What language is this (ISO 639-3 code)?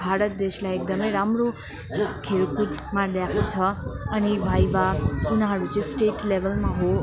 nep